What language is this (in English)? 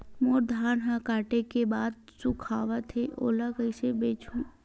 Chhattisgarhi